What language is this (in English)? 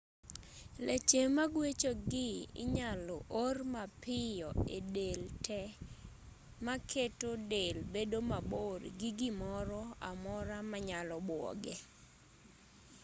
Luo (Kenya and Tanzania)